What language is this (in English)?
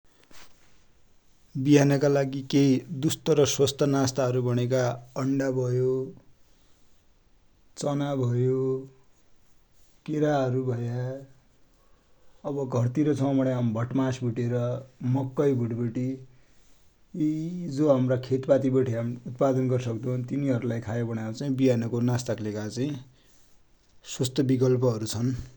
Dotyali